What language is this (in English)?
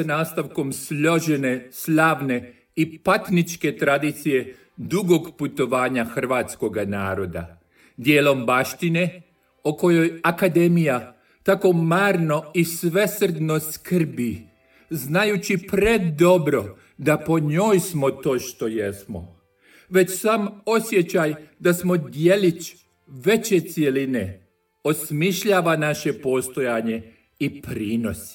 Croatian